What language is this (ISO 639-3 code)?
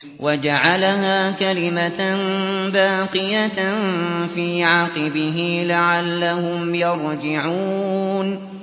ara